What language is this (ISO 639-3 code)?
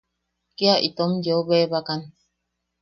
yaq